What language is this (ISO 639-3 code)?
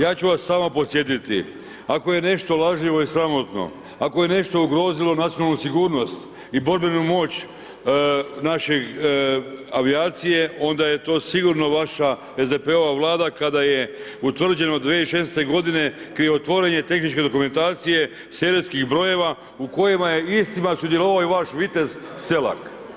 hrv